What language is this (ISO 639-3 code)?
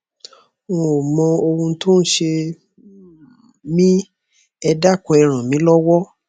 yor